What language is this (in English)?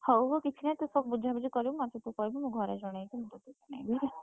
Odia